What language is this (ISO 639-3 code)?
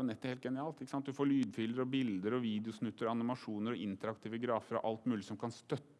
nor